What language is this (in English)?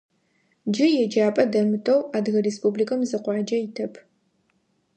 Adyghe